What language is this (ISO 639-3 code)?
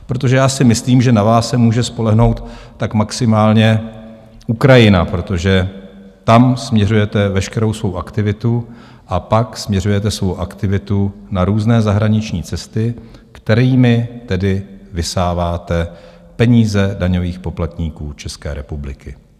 ces